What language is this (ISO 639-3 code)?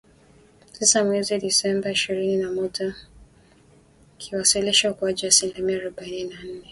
swa